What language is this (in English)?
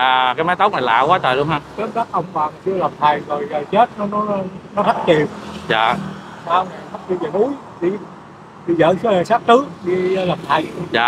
Vietnamese